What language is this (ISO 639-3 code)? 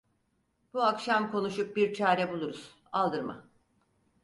tur